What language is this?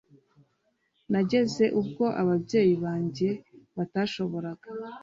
Kinyarwanda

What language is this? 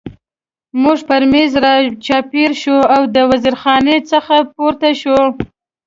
Pashto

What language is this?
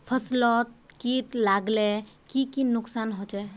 Magahi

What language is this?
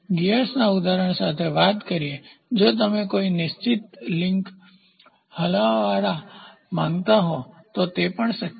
Gujarati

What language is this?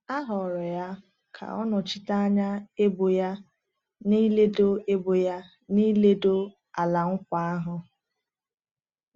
Igbo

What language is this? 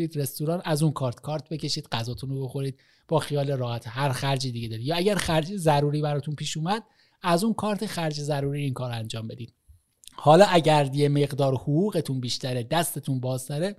Persian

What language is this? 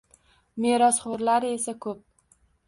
Uzbek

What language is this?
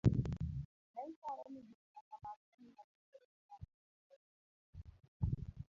Luo (Kenya and Tanzania)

